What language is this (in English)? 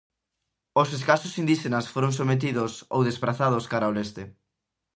Galician